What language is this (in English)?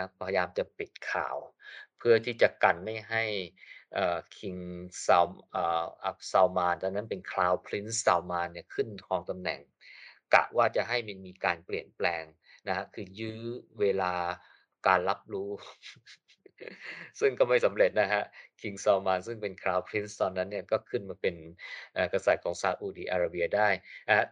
Thai